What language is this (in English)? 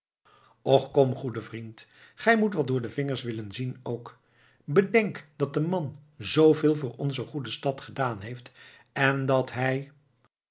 Dutch